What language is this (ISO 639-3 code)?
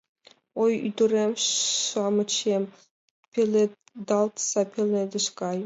chm